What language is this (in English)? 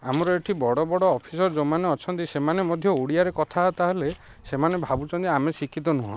Odia